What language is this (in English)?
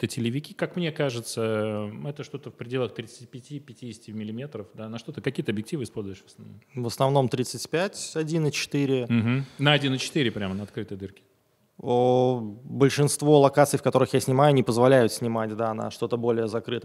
Russian